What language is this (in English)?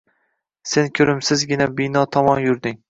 Uzbek